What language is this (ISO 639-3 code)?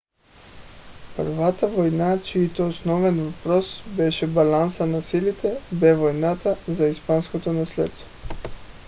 bul